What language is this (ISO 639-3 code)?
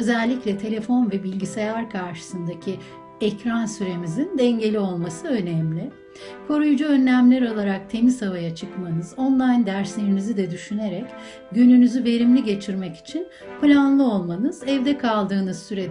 tur